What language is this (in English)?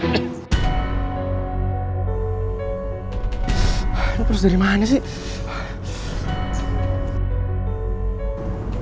Indonesian